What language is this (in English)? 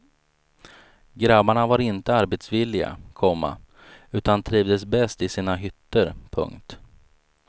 Swedish